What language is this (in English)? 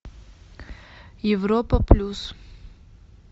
Russian